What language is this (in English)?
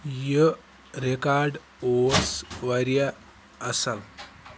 Kashmiri